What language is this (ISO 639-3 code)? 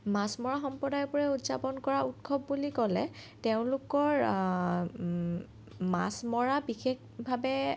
asm